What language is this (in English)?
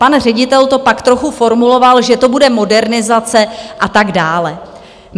Czech